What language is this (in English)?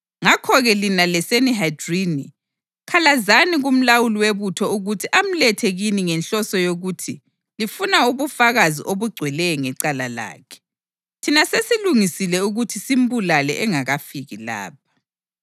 North Ndebele